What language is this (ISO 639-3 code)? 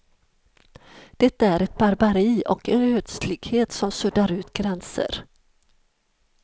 swe